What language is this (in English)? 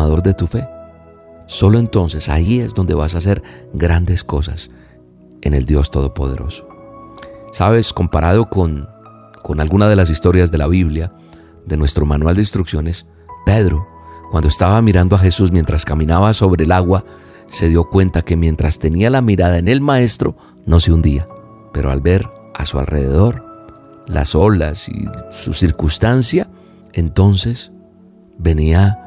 Spanish